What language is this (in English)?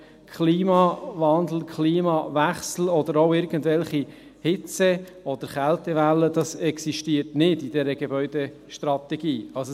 Swiss German